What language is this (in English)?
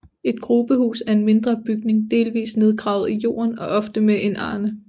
Danish